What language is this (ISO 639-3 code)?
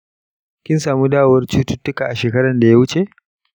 hau